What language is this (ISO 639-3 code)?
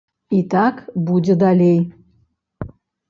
bel